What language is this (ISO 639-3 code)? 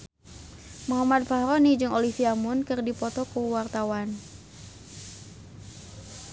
sun